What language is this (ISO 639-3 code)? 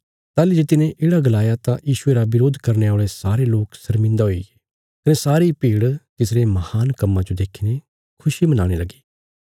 kfs